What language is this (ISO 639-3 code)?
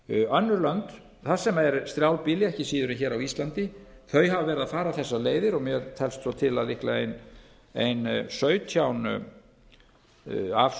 isl